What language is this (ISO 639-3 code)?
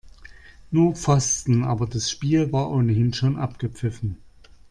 deu